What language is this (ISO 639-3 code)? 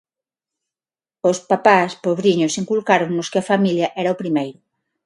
glg